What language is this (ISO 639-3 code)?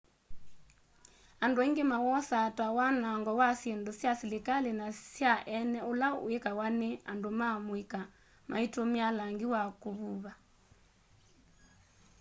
kam